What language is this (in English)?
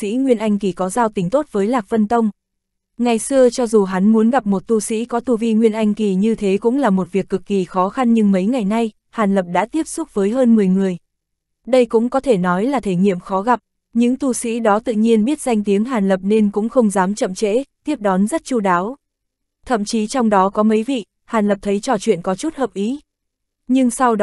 Vietnamese